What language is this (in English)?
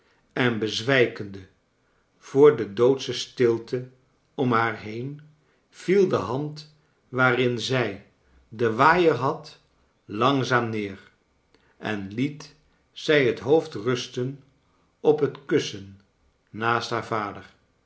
Dutch